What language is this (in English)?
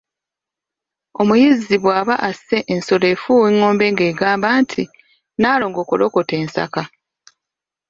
Ganda